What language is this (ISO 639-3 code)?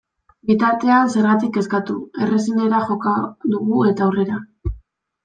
eus